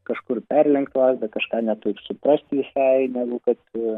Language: Lithuanian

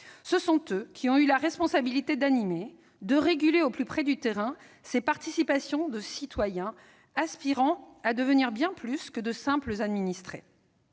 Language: French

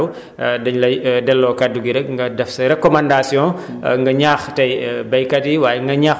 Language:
Wolof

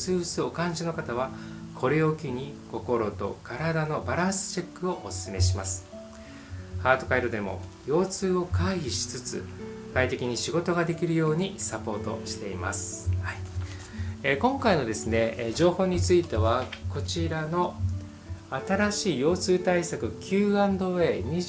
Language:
Japanese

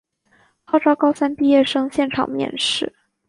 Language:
Chinese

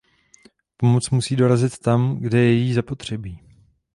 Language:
Czech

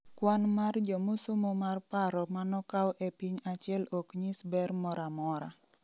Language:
Luo (Kenya and Tanzania)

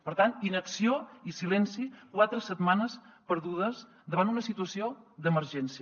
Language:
Catalan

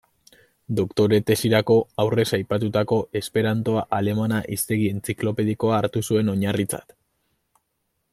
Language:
Basque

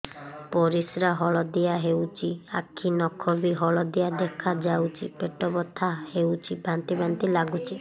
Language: Odia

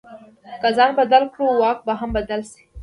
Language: Pashto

